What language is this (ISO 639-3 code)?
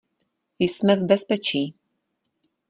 ces